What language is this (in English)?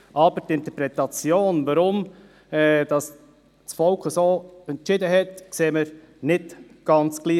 Swiss German